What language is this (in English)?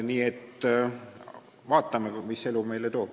Estonian